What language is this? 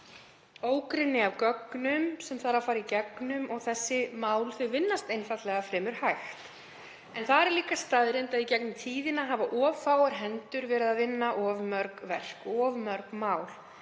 Icelandic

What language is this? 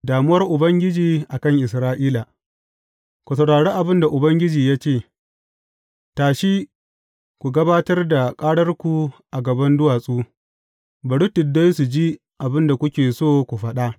Hausa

